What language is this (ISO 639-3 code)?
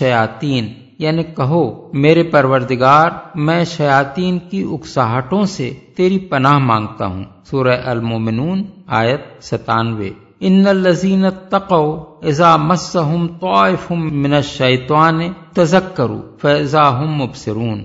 urd